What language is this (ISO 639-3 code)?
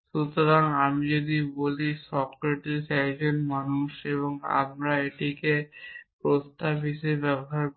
ben